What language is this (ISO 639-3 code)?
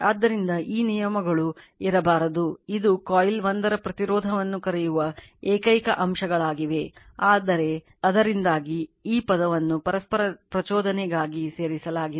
kan